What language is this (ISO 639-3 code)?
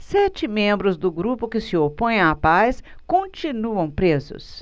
por